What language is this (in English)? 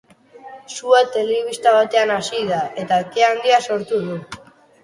Basque